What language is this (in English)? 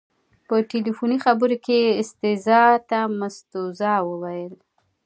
Pashto